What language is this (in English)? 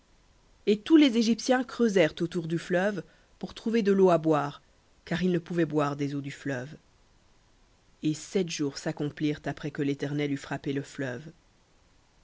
French